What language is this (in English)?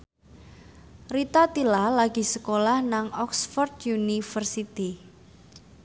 Javanese